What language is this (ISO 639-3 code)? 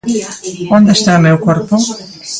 glg